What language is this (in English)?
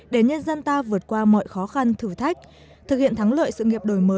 Vietnamese